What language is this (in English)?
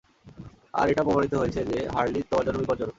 Bangla